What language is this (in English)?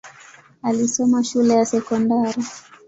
Swahili